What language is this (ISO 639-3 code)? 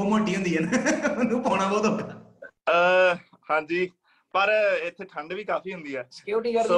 pan